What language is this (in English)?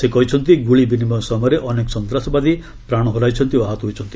Odia